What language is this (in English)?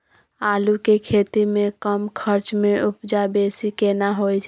Maithili